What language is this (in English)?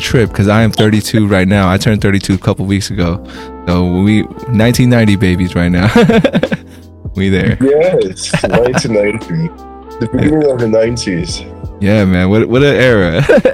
English